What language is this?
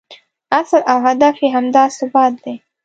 Pashto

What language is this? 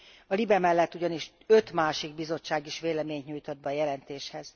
Hungarian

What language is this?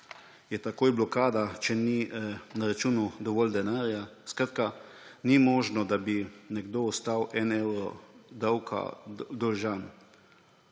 Slovenian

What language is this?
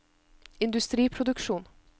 Norwegian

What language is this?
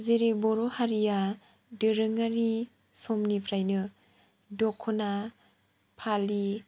Bodo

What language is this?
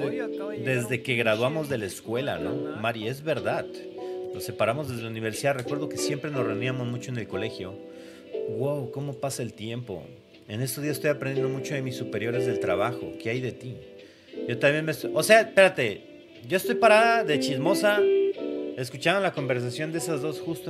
Spanish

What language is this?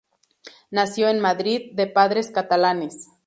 Spanish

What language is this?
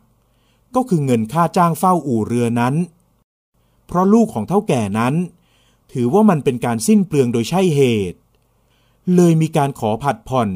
Thai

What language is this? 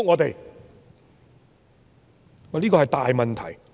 Cantonese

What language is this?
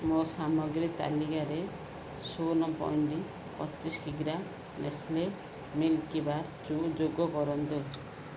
Odia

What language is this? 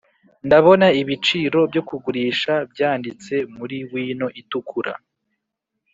Kinyarwanda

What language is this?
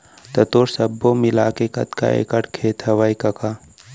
Chhattisgarhi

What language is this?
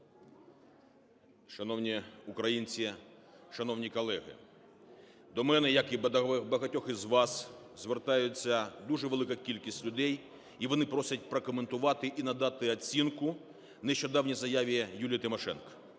Ukrainian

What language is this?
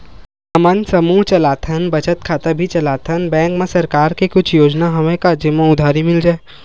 Chhattisgarhi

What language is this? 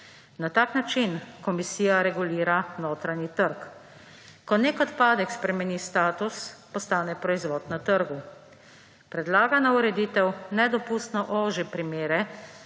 Slovenian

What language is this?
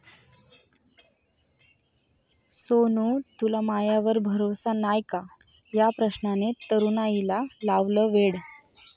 Marathi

